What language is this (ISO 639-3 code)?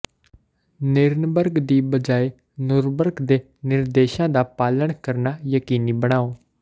pan